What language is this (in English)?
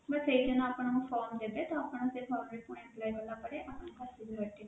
Odia